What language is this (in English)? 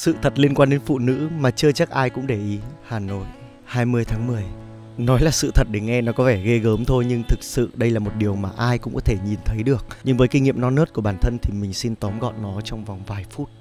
Vietnamese